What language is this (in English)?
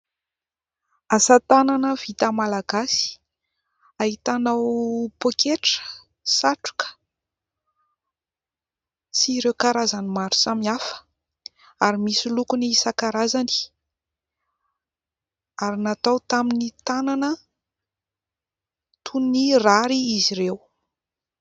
Malagasy